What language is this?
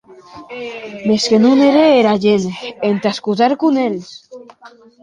Occitan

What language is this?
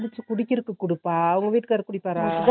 Tamil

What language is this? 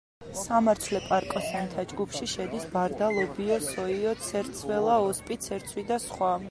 Georgian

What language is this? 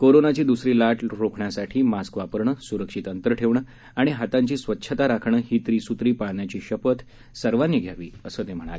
Marathi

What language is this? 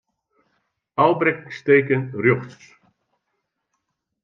Western Frisian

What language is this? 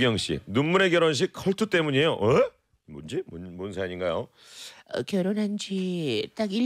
Korean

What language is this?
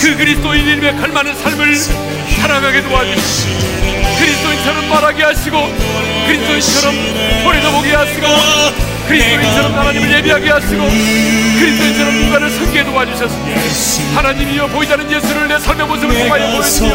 Korean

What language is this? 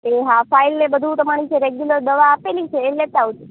Gujarati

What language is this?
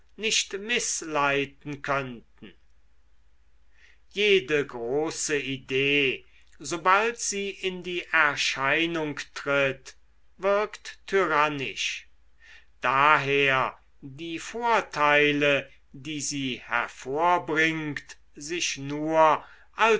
German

